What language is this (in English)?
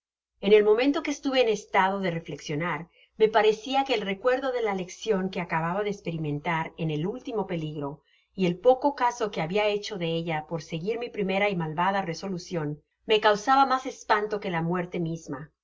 Spanish